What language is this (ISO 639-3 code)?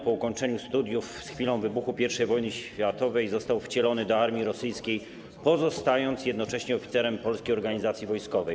pol